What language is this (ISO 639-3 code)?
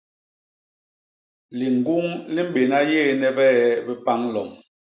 bas